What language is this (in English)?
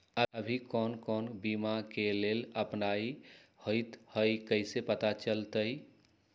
Magahi